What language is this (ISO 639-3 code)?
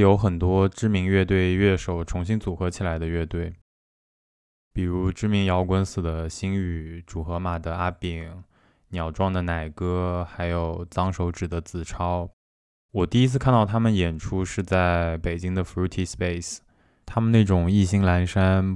zho